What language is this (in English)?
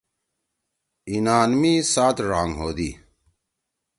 Torwali